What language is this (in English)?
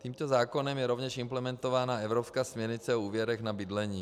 Czech